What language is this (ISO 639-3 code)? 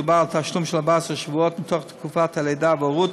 heb